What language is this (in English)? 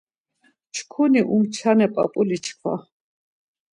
Laz